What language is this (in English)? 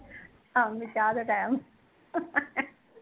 Punjabi